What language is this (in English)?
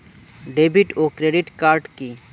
Bangla